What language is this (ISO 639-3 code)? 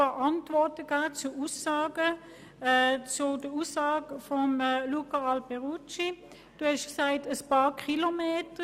gsw